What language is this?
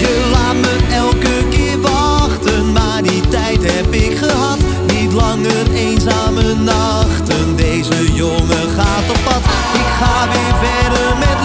Dutch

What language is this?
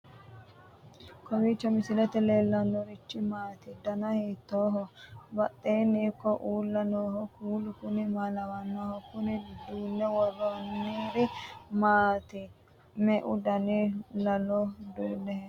Sidamo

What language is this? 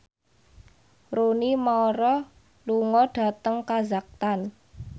Javanese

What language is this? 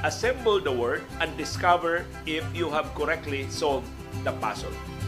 Filipino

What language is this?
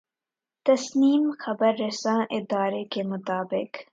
Urdu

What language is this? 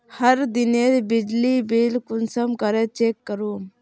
Magahi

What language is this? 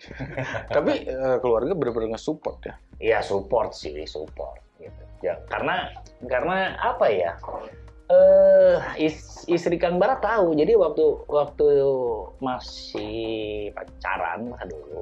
Indonesian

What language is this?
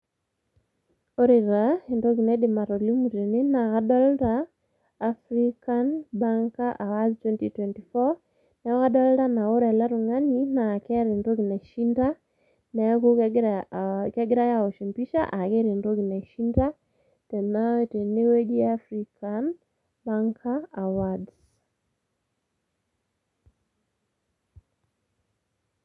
Masai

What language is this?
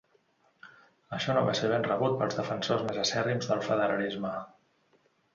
Catalan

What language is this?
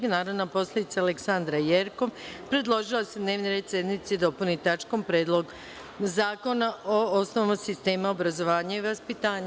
Serbian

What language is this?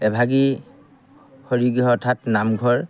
Assamese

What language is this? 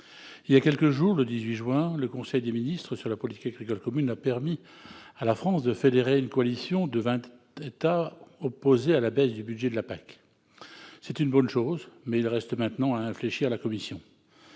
French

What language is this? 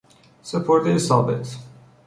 Persian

